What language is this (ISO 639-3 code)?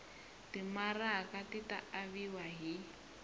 tso